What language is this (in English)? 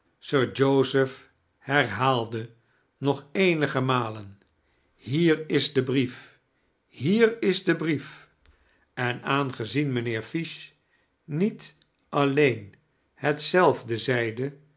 Dutch